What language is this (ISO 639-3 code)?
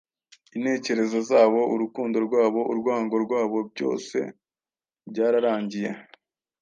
kin